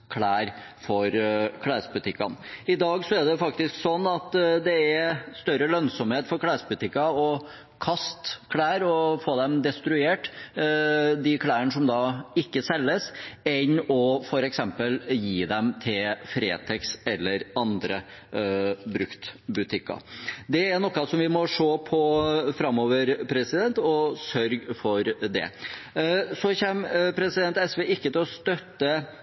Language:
Norwegian Bokmål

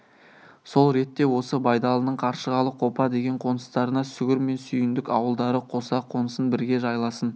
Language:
Kazakh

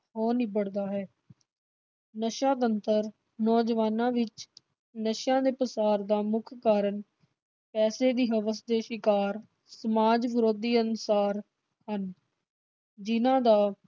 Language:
Punjabi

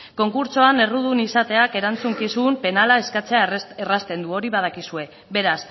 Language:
Basque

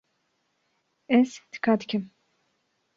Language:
Kurdish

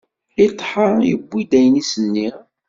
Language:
Kabyle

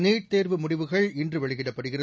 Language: Tamil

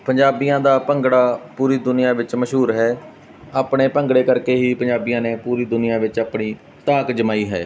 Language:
Punjabi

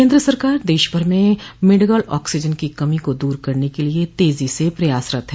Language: Hindi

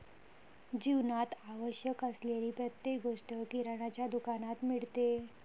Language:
Marathi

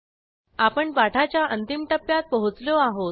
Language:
Marathi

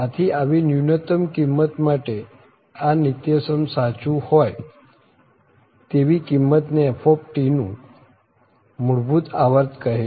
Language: Gujarati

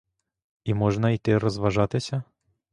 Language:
Ukrainian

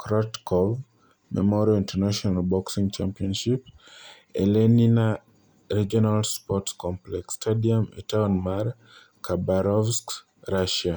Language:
Luo (Kenya and Tanzania)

